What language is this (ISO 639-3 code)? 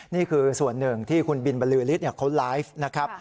tha